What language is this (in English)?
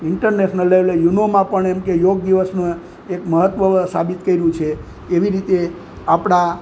Gujarati